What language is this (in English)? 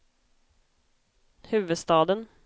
Swedish